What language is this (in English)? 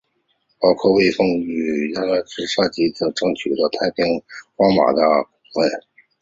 Chinese